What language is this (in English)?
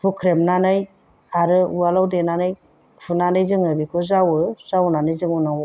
Bodo